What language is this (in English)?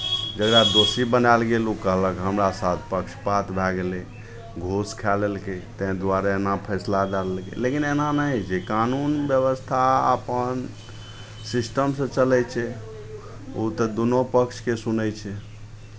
Maithili